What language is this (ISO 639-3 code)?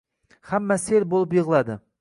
uzb